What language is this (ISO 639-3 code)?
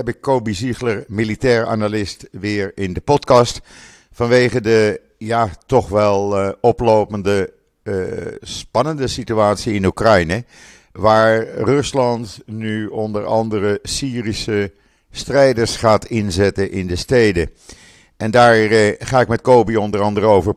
nld